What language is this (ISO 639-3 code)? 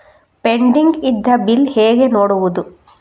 kan